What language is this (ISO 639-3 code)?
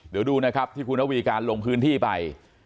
tha